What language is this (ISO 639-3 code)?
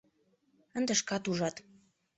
chm